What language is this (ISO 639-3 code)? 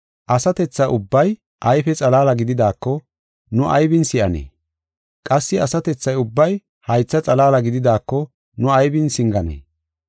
gof